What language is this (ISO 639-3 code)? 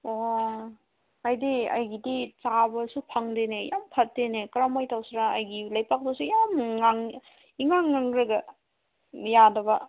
mni